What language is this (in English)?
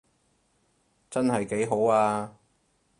Cantonese